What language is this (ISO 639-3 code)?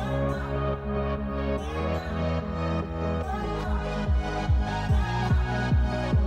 eng